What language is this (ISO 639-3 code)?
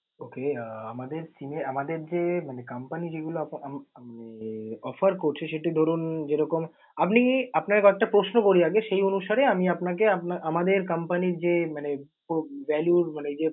ben